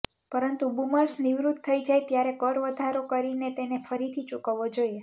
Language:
Gujarati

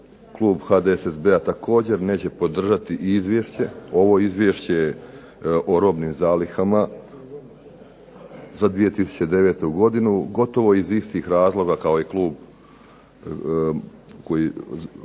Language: Croatian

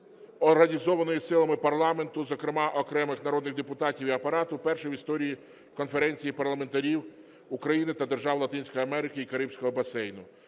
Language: Ukrainian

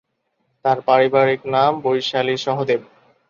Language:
Bangla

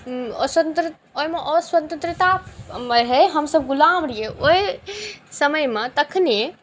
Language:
Maithili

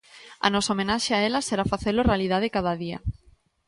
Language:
Galician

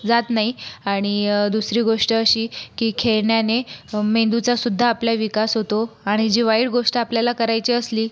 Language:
Marathi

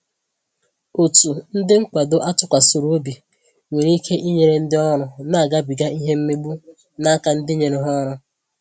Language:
Igbo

